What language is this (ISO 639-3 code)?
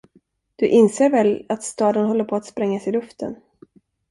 swe